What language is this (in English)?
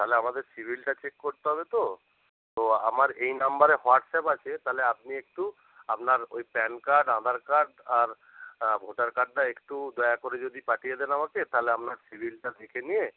Bangla